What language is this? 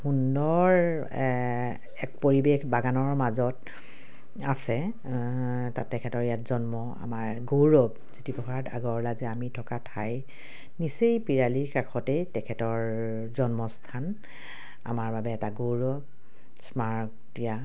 Assamese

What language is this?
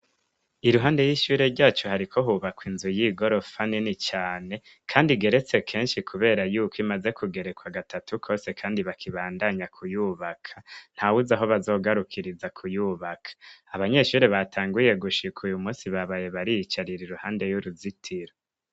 Rundi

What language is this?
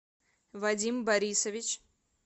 Russian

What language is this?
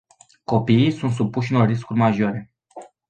Romanian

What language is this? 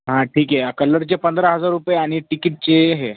Marathi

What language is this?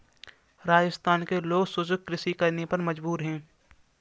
Hindi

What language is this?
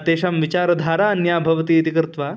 Sanskrit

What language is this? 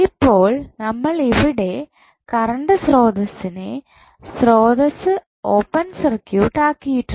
Malayalam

